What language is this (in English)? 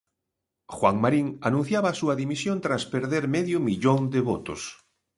Galician